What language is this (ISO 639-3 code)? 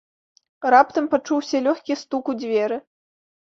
bel